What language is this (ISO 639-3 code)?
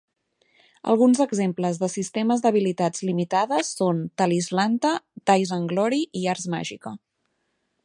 cat